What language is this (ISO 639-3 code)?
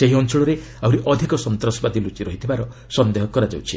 ori